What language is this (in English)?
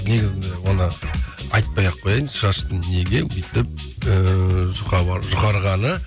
Kazakh